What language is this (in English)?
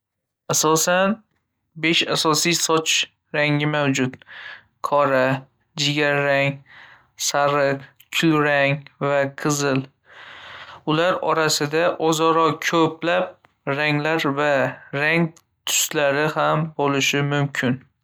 Uzbek